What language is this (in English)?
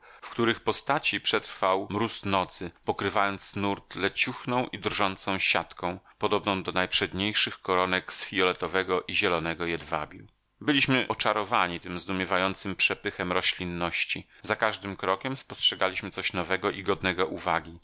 Polish